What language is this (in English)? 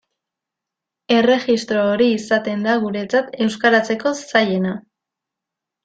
Basque